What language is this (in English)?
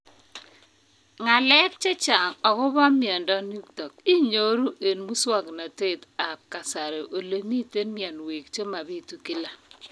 Kalenjin